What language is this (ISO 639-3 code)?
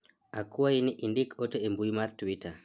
luo